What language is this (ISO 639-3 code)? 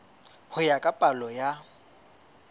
sot